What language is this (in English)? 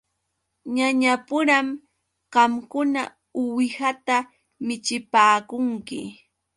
Yauyos Quechua